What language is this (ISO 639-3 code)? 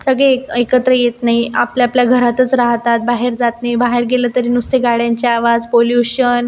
mar